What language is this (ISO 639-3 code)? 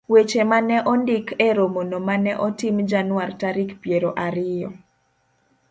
luo